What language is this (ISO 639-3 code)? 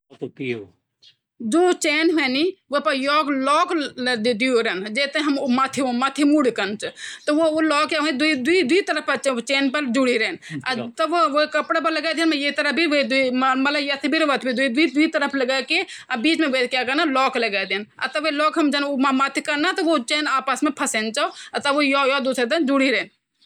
gbm